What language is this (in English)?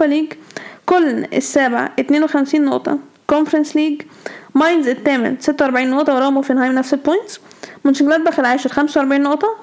Arabic